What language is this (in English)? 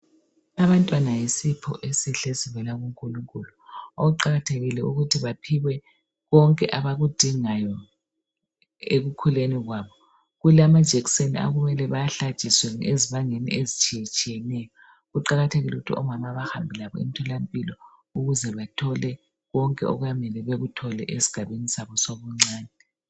North Ndebele